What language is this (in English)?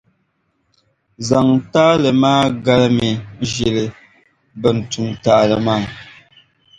Dagbani